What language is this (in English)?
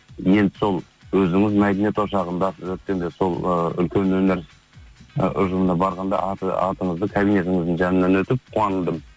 Kazakh